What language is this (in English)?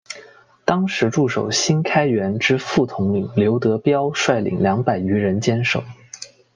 Chinese